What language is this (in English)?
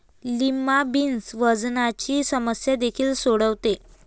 Marathi